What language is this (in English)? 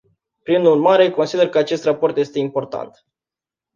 Romanian